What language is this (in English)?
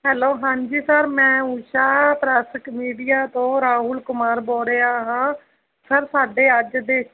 Punjabi